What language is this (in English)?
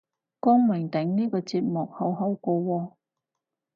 Cantonese